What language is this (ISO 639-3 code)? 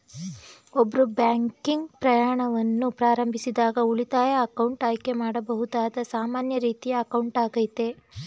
kan